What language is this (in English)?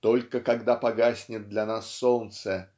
Russian